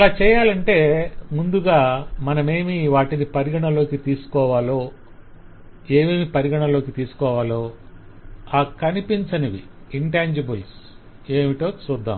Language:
Telugu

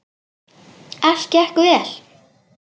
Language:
Icelandic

